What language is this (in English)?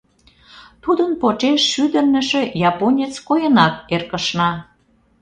Mari